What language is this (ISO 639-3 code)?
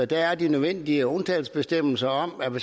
dan